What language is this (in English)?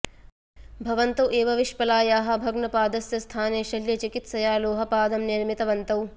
Sanskrit